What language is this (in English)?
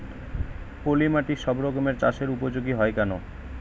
Bangla